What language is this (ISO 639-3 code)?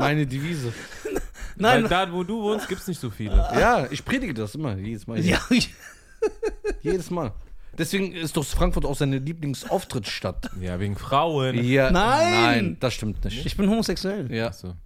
deu